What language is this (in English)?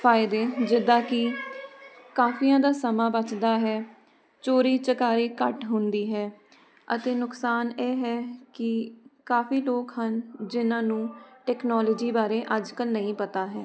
Punjabi